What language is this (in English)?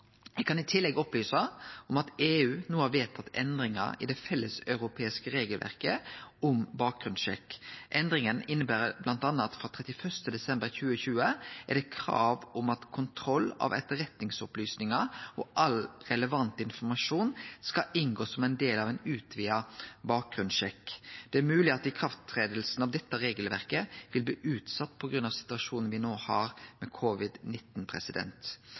Norwegian Nynorsk